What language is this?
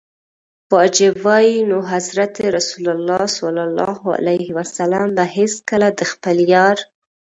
Pashto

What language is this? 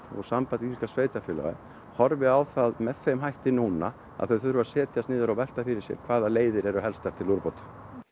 Icelandic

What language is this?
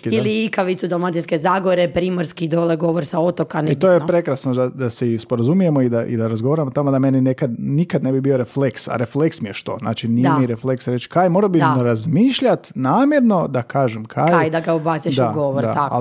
Croatian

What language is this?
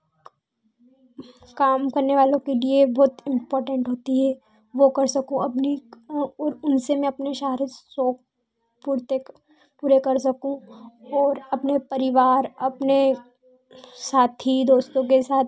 Hindi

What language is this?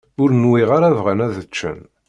Kabyle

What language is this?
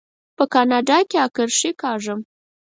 Pashto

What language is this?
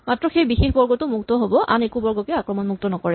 Assamese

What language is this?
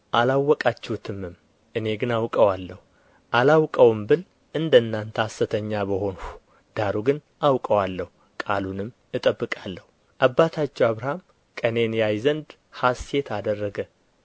Amharic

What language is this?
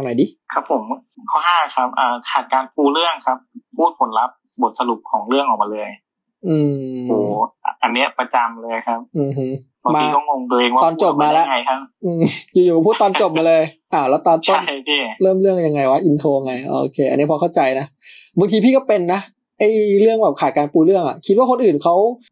Thai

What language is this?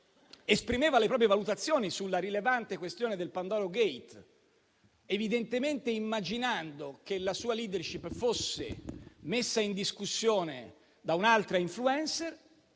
Italian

